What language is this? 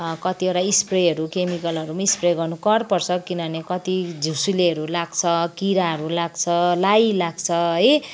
Nepali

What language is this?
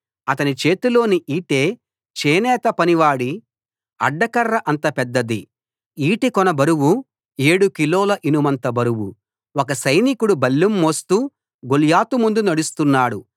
Telugu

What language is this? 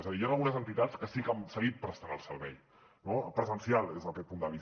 Catalan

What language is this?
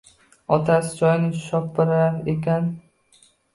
Uzbek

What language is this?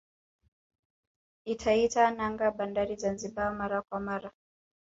Swahili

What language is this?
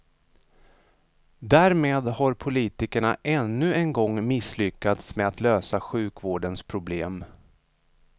Swedish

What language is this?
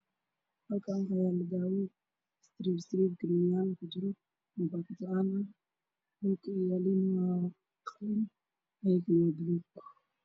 Somali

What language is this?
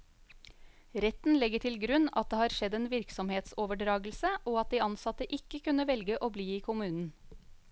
Norwegian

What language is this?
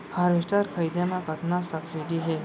Chhattisgarhi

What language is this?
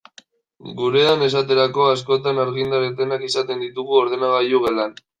Basque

